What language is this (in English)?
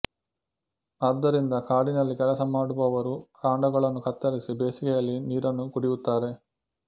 Kannada